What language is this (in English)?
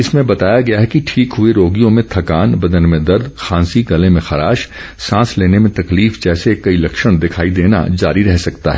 Hindi